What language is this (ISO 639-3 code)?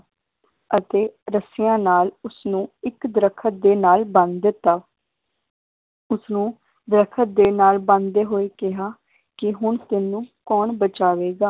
pan